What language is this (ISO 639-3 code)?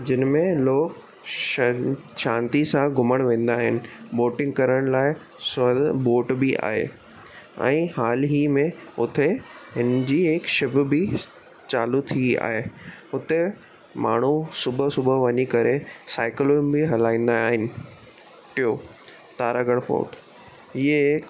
snd